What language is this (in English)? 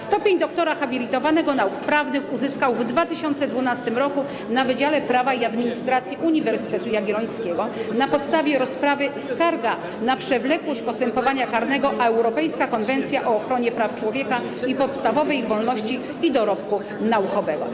Polish